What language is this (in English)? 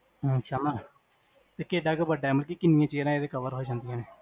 Punjabi